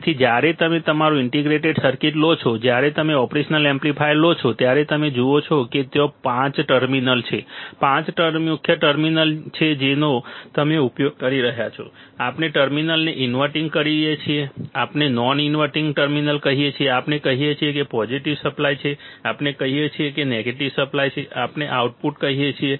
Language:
Gujarati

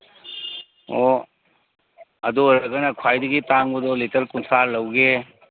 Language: Manipuri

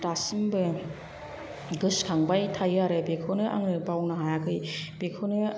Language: Bodo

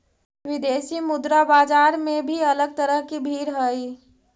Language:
Magahi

